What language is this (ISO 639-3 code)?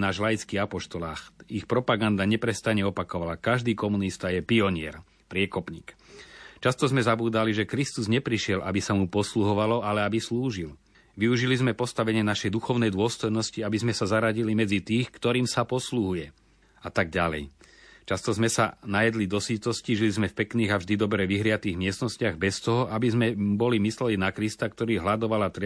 slk